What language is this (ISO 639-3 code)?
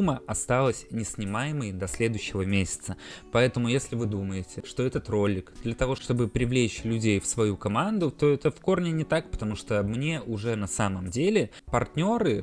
rus